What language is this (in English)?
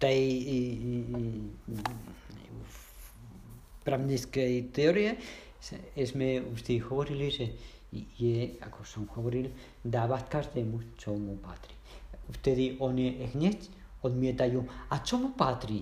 Czech